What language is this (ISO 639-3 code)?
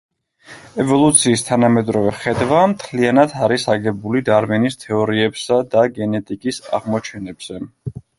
kat